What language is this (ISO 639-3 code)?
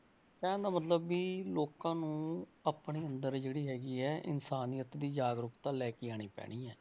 pan